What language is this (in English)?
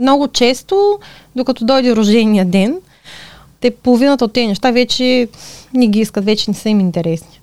Bulgarian